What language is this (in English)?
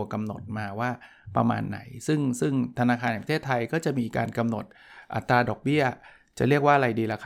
Thai